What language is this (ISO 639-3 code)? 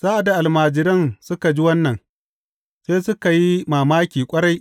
hau